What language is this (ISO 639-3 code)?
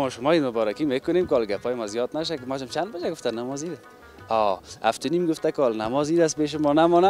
ara